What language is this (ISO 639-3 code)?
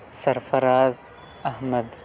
urd